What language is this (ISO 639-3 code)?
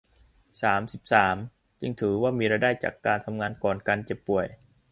tha